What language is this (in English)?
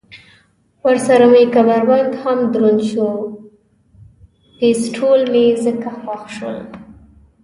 Pashto